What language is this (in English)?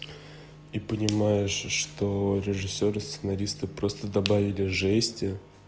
Russian